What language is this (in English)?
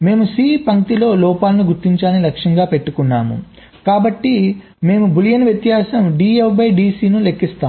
Telugu